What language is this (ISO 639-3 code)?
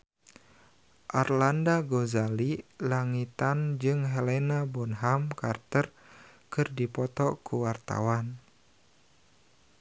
sun